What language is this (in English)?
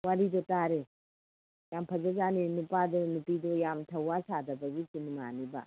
Manipuri